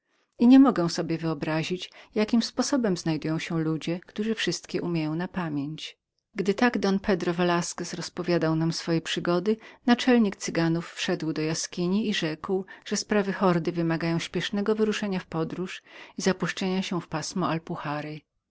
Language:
Polish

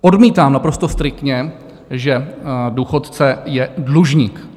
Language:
Czech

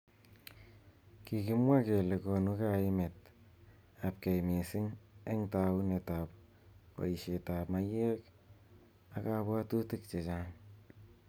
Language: Kalenjin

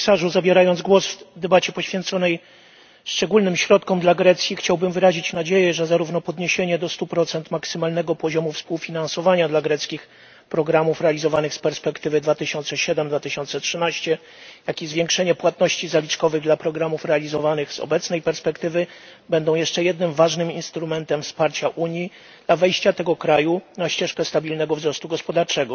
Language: Polish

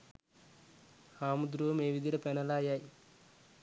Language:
Sinhala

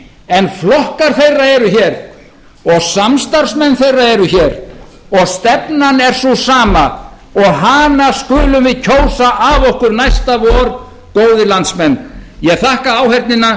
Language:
Icelandic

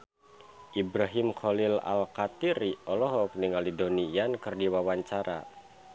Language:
Sundanese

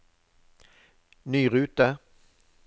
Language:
Norwegian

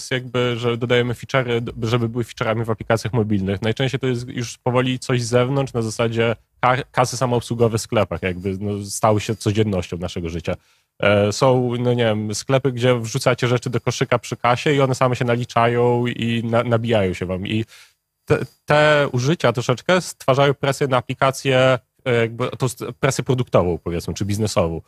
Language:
Polish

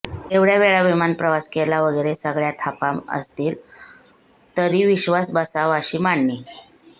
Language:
Marathi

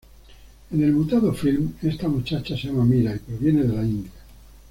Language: Spanish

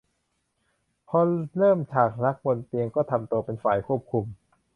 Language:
Thai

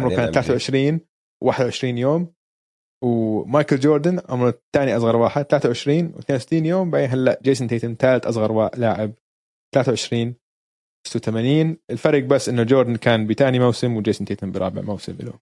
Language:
Arabic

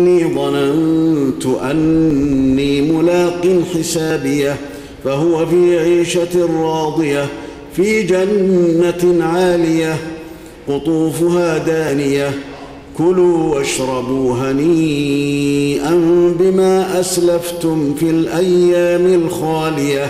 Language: Arabic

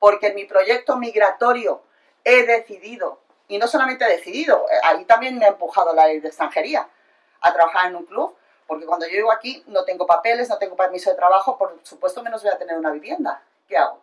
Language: Spanish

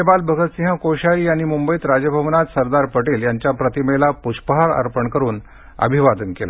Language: Marathi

